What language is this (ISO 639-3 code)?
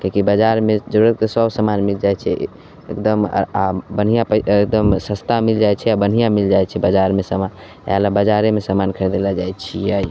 mai